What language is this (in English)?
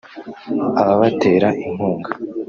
Kinyarwanda